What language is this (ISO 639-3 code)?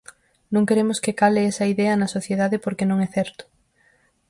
glg